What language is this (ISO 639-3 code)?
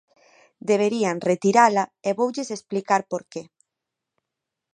glg